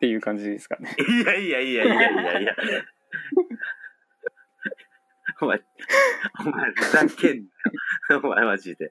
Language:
Japanese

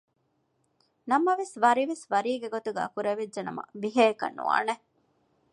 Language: Divehi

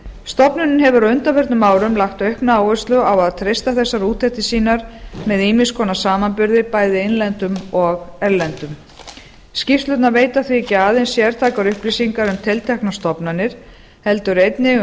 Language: Icelandic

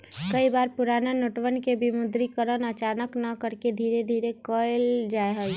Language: Magahi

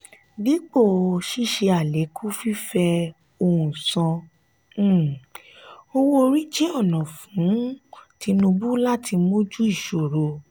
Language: Yoruba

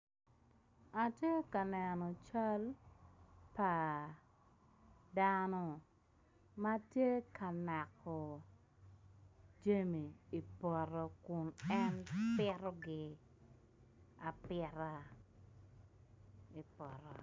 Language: Acoli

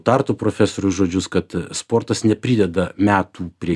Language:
Lithuanian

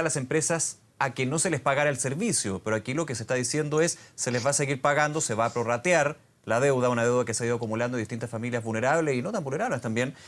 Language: Spanish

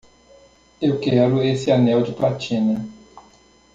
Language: Portuguese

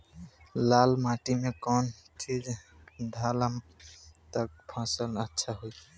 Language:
Bhojpuri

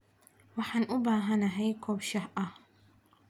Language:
Somali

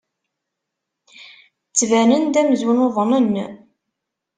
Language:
Kabyle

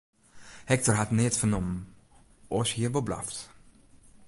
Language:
Western Frisian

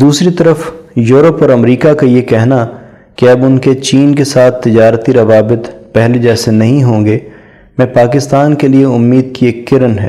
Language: Urdu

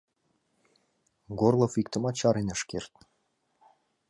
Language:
Mari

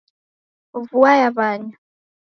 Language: Taita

